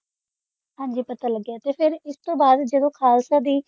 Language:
Punjabi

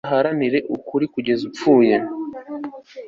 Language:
Kinyarwanda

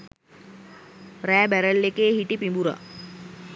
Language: Sinhala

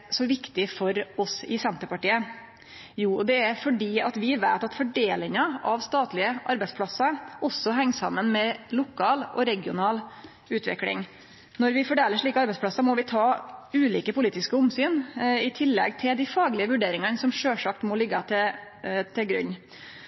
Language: Norwegian Nynorsk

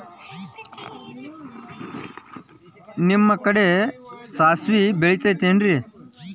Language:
Kannada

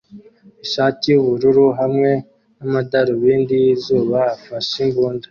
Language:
Kinyarwanda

